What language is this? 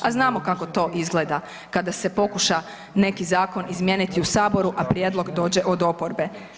Croatian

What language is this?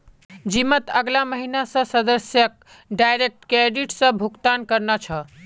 Magahi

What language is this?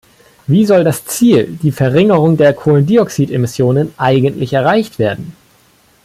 German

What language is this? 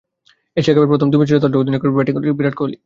Bangla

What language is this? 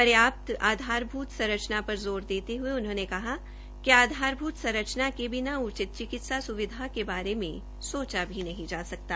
Hindi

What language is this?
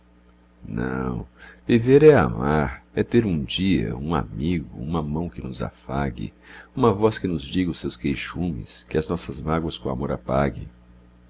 Portuguese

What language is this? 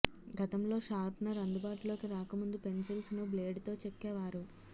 Telugu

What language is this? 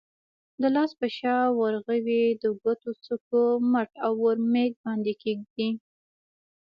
Pashto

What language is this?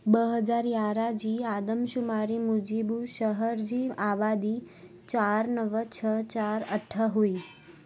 Sindhi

